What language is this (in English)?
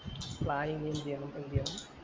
Malayalam